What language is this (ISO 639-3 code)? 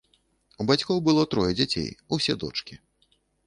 bel